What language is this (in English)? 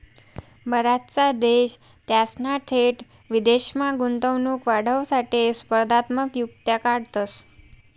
Marathi